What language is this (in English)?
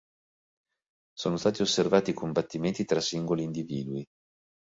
Italian